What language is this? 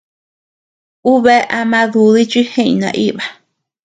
Tepeuxila Cuicatec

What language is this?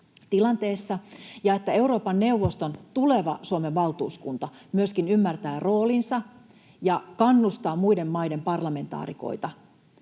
Finnish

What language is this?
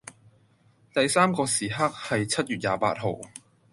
Cantonese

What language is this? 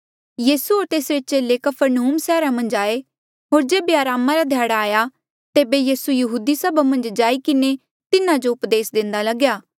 Mandeali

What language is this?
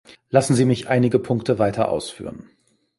German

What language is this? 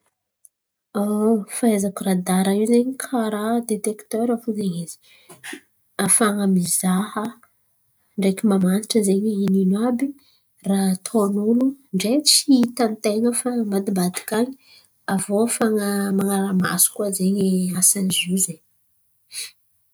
Antankarana Malagasy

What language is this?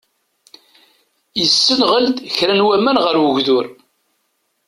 Kabyle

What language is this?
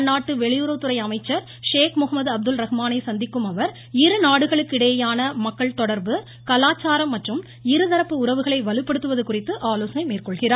Tamil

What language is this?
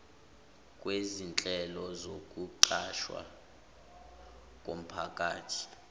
Zulu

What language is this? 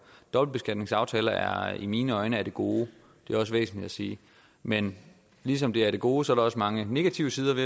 Danish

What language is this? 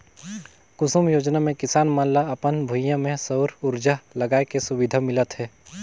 Chhattisgarhi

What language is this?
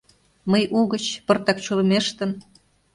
Mari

